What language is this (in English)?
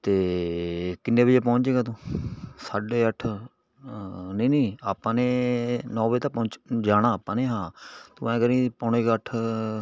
Punjabi